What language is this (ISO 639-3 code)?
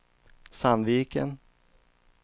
swe